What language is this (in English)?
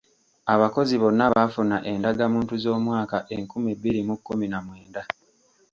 Ganda